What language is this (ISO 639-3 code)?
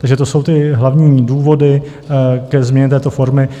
ces